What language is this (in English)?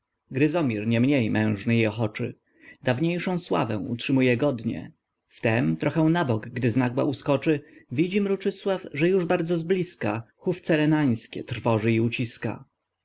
Polish